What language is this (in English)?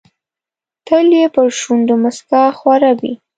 Pashto